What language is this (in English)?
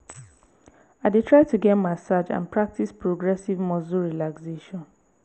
Nigerian Pidgin